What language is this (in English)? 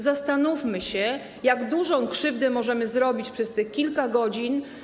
Polish